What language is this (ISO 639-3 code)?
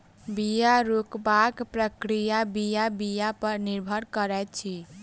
mai